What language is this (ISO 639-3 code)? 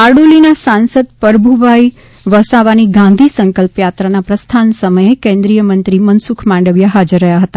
guj